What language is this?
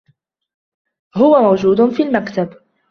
Arabic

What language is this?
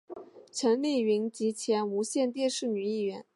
Chinese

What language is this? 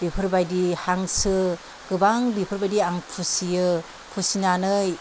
Bodo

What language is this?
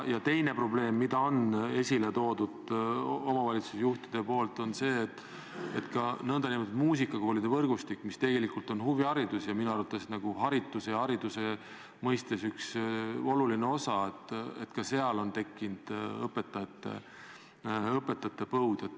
Estonian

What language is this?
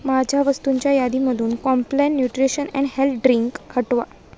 Marathi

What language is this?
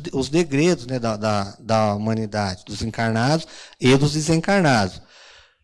Portuguese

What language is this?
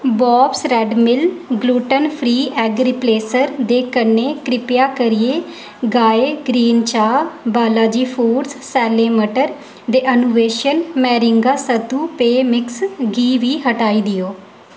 Dogri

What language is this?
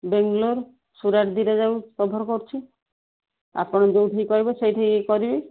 Odia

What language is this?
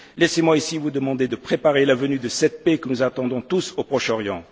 French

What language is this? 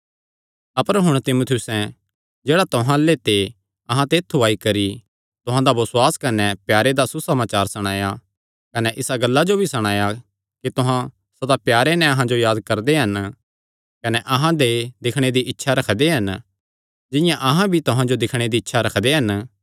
Kangri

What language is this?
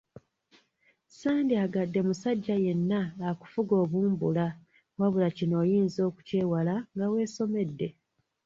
Ganda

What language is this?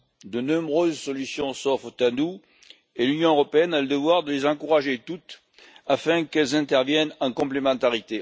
French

